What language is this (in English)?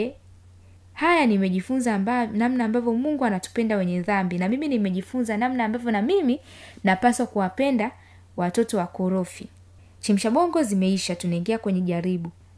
Swahili